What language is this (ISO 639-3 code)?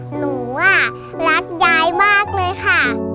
tha